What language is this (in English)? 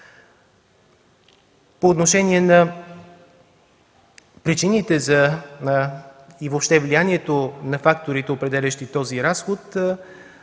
Bulgarian